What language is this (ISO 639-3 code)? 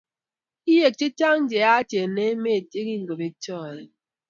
kln